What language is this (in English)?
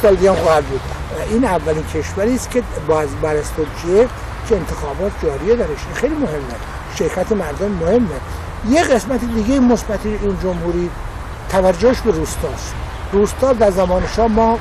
Persian